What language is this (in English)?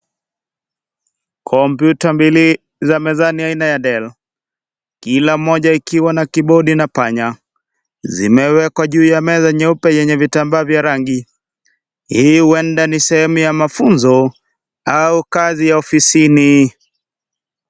Swahili